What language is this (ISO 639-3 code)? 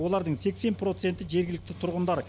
kaz